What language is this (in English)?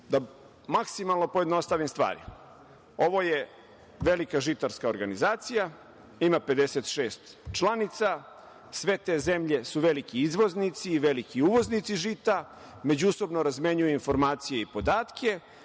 Serbian